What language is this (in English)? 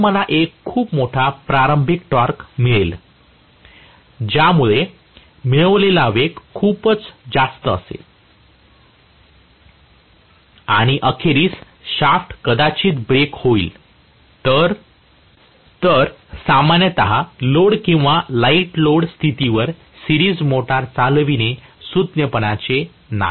Marathi